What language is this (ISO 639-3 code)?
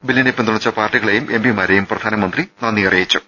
mal